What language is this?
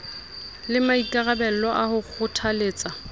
Southern Sotho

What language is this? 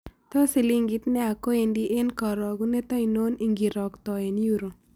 Kalenjin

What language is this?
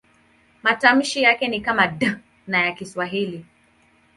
Swahili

